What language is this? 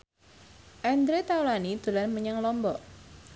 Javanese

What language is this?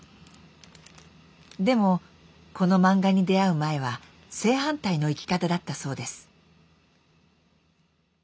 Japanese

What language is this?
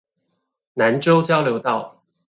Chinese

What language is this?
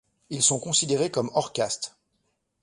French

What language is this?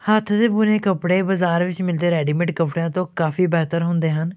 Punjabi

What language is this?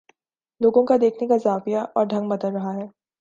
Urdu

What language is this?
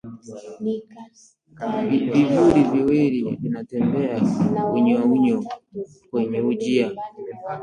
Swahili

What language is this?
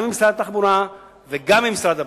Hebrew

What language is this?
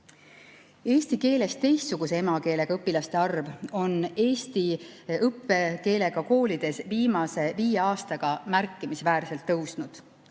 Estonian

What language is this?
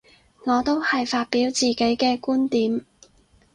Cantonese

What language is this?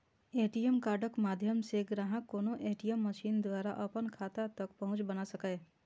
Maithili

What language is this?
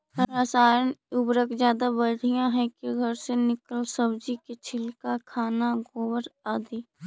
Magahi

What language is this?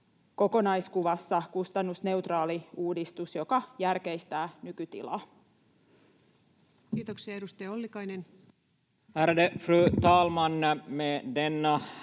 Finnish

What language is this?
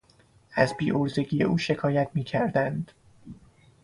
Persian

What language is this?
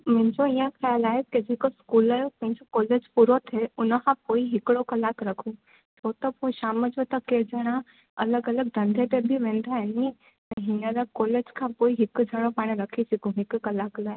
Sindhi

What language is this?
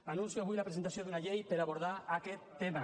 Catalan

